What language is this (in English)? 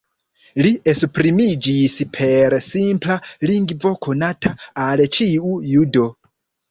Esperanto